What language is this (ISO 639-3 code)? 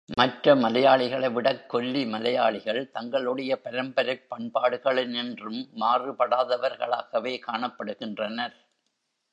tam